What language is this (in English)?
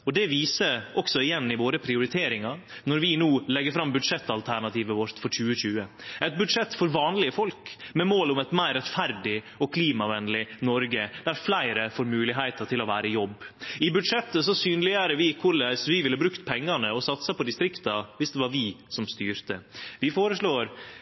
Norwegian Nynorsk